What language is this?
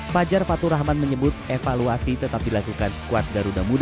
Indonesian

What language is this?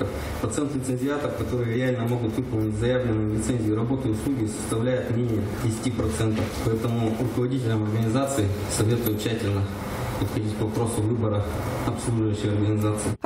Russian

